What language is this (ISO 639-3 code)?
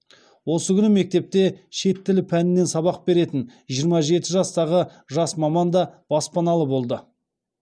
kaz